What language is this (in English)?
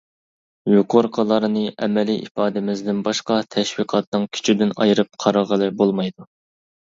Uyghur